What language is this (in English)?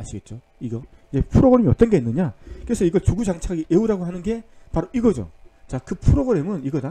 Korean